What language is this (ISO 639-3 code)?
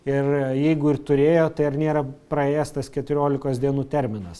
lit